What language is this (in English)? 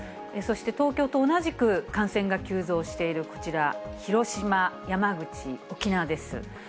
Japanese